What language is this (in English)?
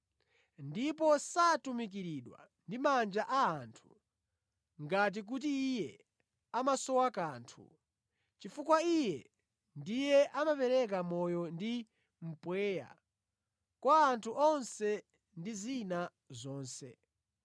Nyanja